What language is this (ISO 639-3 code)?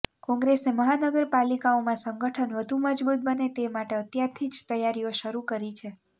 guj